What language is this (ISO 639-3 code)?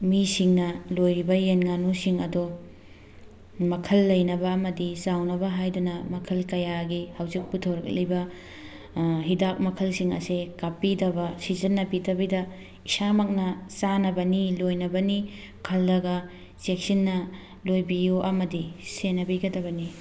mni